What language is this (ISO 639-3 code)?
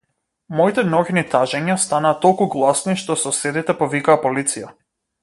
mkd